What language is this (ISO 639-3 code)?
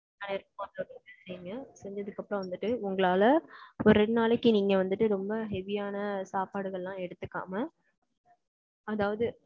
tam